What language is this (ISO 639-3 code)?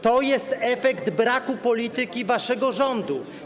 pol